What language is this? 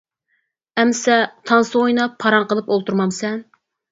Uyghur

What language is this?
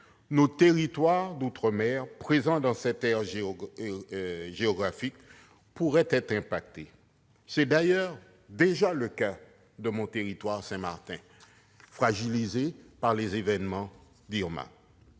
French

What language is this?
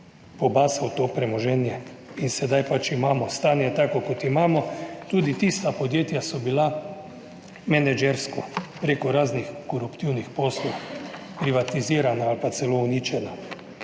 Slovenian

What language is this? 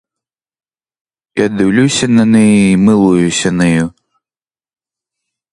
Ukrainian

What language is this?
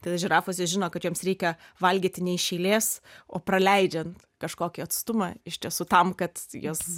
Lithuanian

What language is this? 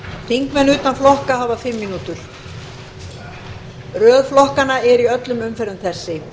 Icelandic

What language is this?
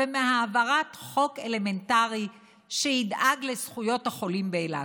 Hebrew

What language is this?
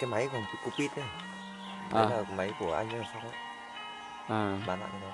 Vietnamese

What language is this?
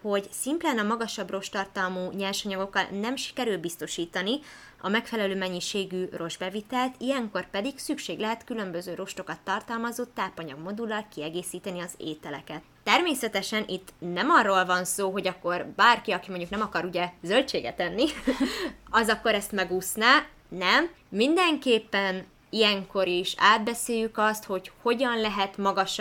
Hungarian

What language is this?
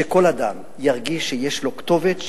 Hebrew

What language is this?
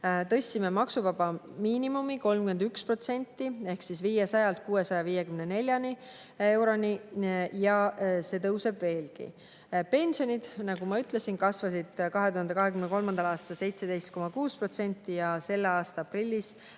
Estonian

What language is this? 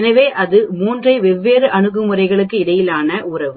Tamil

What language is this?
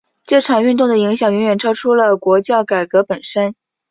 Chinese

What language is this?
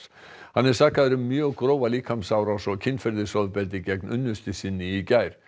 Icelandic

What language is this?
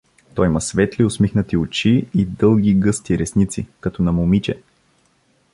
Bulgarian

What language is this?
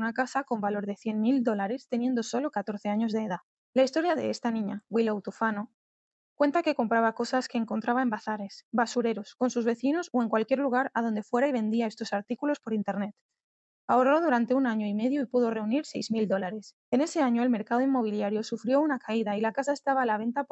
Spanish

